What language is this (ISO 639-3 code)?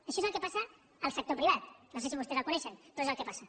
cat